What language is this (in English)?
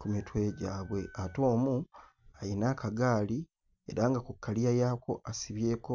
Ganda